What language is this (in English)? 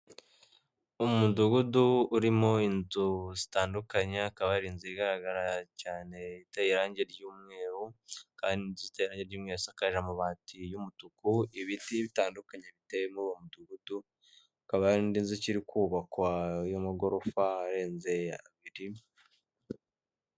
Kinyarwanda